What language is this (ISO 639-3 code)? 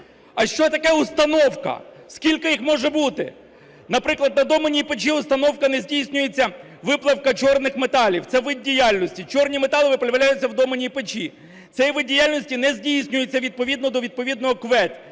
ukr